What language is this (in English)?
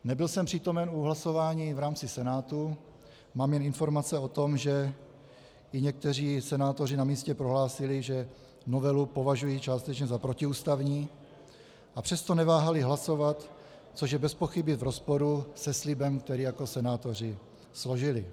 Czech